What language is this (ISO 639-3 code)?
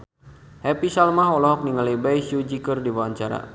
sun